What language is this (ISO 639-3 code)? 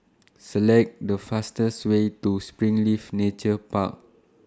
eng